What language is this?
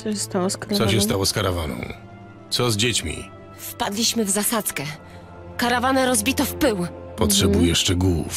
Polish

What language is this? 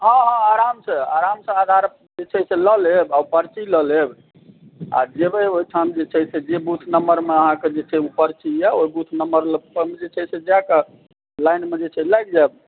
Maithili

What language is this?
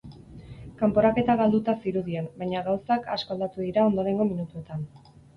Basque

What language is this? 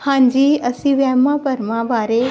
Punjabi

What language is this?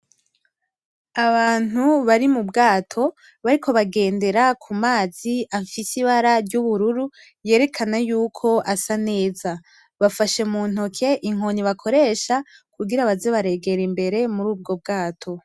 Rundi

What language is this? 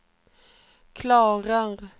Swedish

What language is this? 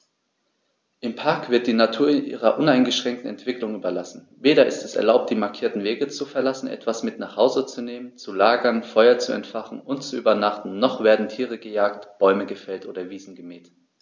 German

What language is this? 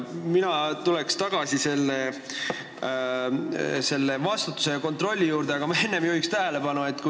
Estonian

